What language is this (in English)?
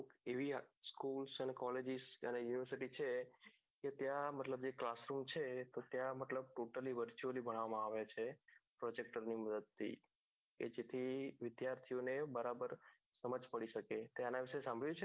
Gujarati